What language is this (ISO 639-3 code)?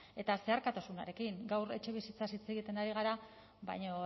eus